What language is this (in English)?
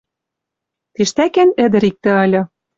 Western Mari